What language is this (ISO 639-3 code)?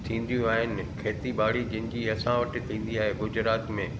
snd